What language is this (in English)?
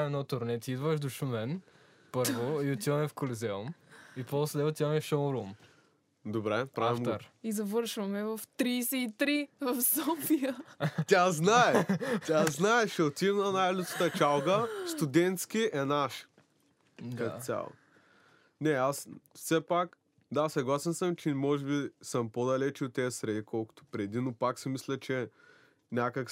Bulgarian